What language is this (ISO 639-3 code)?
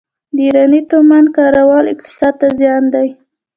pus